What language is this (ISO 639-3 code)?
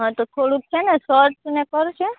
guj